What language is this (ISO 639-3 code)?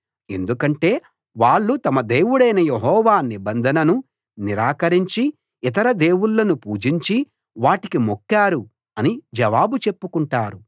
tel